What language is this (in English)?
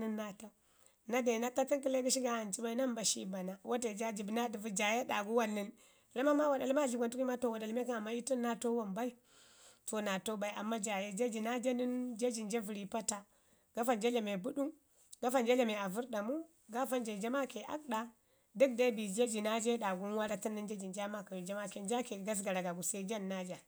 Ngizim